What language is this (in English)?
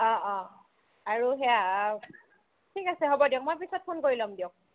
Assamese